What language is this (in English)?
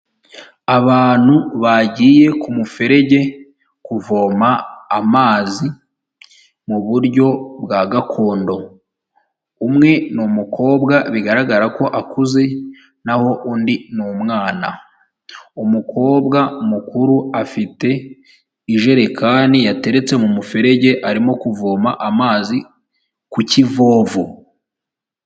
Kinyarwanda